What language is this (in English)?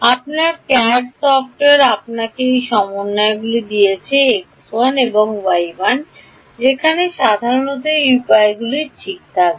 Bangla